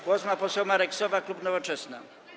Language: Polish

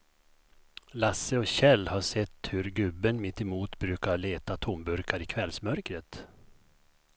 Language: Swedish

